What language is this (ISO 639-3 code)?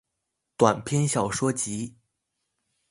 zho